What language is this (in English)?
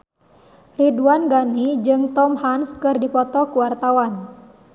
Sundanese